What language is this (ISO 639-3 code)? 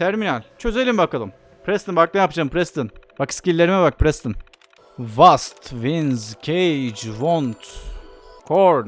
tur